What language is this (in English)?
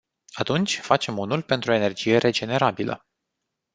Romanian